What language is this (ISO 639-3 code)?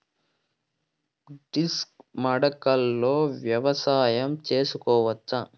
tel